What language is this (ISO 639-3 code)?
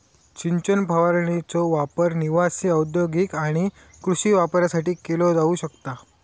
mar